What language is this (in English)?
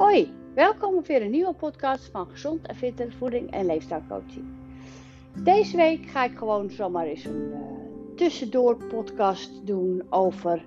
Dutch